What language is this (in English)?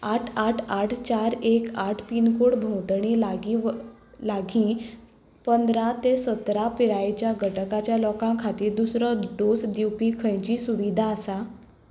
Konkani